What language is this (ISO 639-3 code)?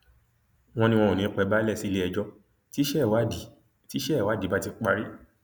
yor